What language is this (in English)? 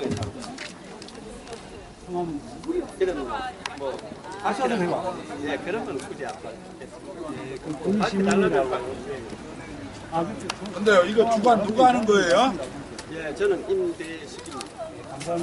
Korean